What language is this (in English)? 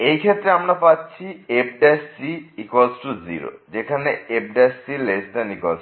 Bangla